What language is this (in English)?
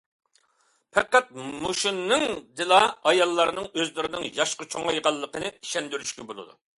Uyghur